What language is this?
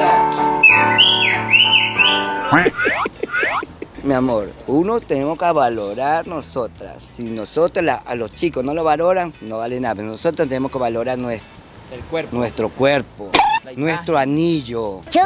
Spanish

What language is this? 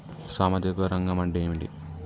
Telugu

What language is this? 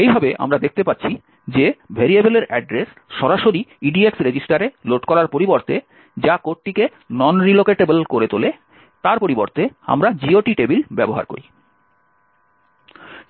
Bangla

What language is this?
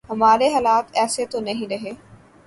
Urdu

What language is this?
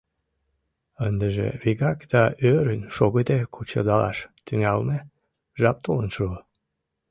Mari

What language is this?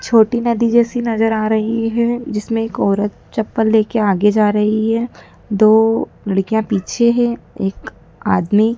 Hindi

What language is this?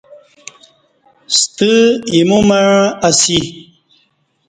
Kati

